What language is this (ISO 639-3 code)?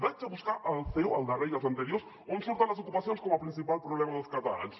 cat